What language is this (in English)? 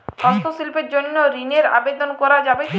Bangla